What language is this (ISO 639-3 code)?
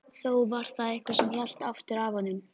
isl